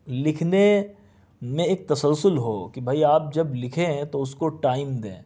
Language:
Urdu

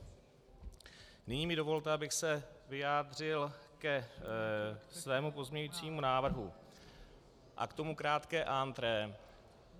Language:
Czech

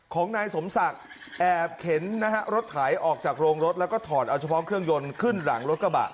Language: Thai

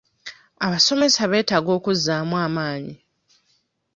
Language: Ganda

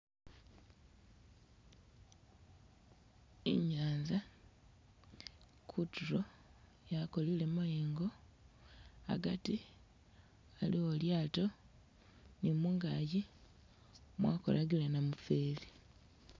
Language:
Masaaba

